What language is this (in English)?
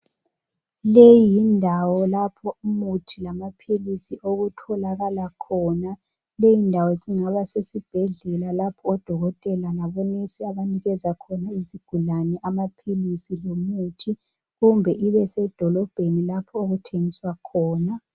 North Ndebele